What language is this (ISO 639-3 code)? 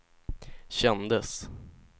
swe